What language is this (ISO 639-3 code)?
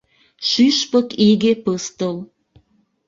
chm